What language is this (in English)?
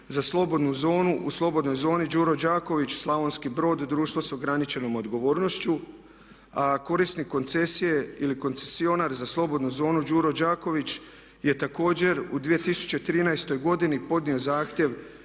Croatian